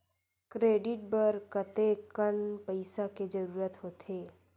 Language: Chhattisgarhi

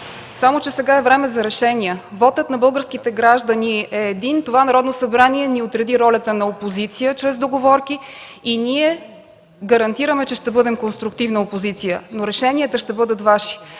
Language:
Bulgarian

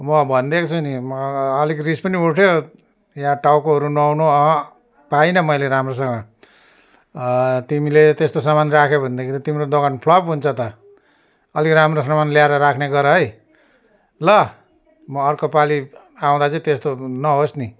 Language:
Nepali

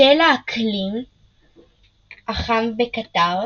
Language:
Hebrew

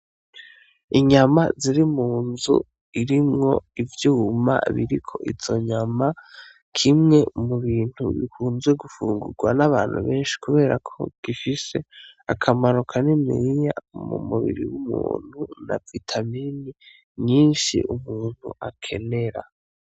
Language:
Rundi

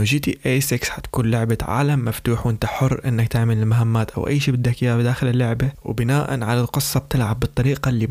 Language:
Arabic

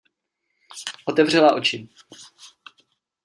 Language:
Czech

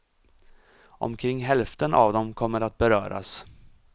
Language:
Swedish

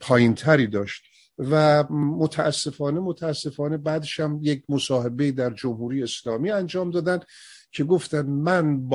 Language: Persian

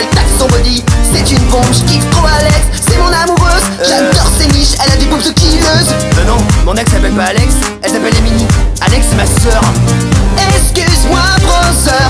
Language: French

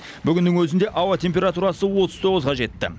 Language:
Kazakh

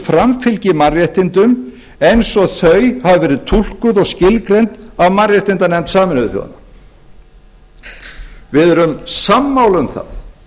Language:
Icelandic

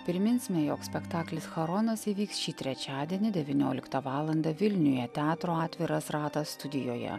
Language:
Lithuanian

